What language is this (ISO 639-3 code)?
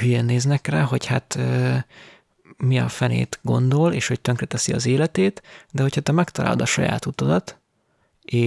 hun